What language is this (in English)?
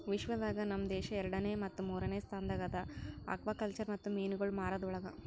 Kannada